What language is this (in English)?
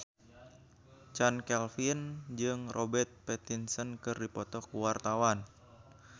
Sundanese